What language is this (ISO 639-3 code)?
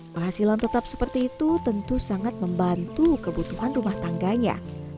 ind